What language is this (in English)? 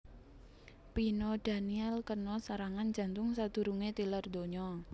Javanese